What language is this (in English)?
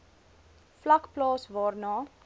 Afrikaans